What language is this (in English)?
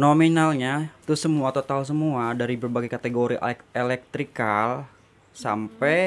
Indonesian